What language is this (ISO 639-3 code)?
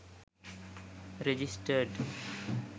sin